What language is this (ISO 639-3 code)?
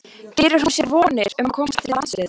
isl